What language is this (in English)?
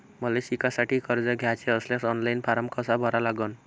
Marathi